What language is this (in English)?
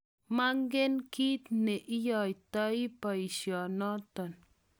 Kalenjin